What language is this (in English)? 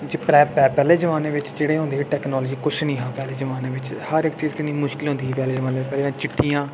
Dogri